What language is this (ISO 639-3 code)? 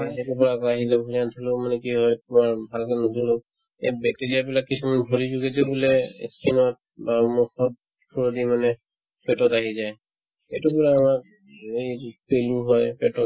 asm